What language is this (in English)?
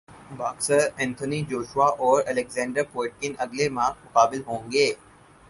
Urdu